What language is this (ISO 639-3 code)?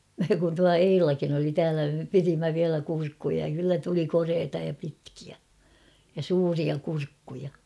fin